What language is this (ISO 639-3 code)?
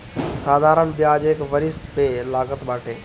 bho